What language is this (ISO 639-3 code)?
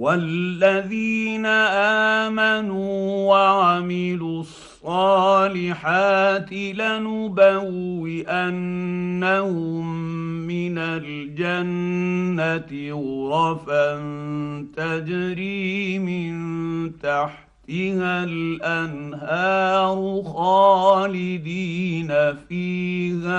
ara